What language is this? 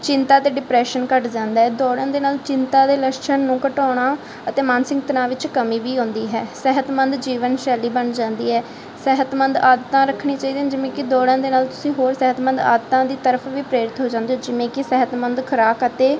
Punjabi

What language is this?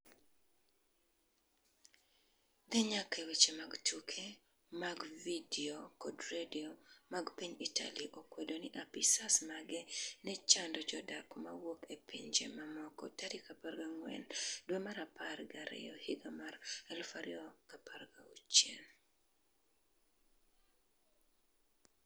Luo (Kenya and Tanzania)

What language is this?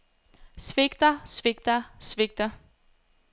Danish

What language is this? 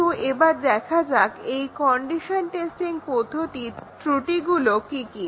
Bangla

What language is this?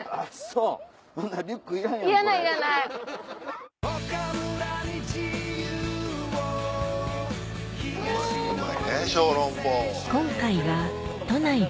Japanese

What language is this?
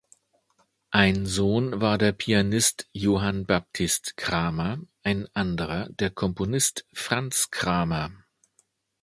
German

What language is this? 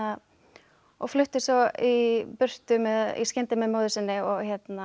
Icelandic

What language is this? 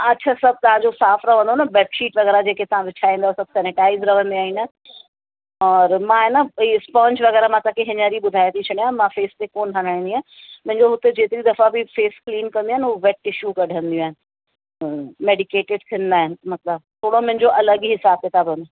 Sindhi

